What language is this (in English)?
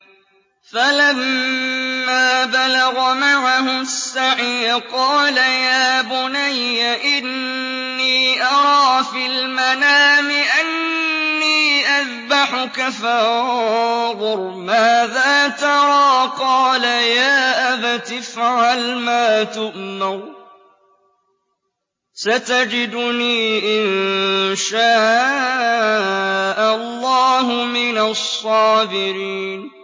Arabic